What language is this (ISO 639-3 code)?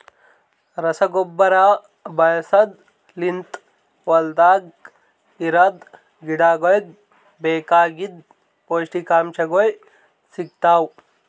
kan